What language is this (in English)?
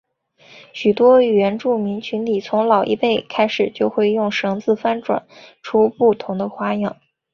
Chinese